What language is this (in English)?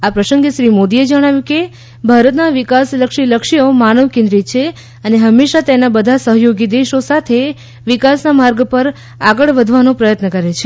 Gujarati